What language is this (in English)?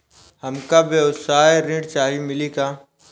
Bhojpuri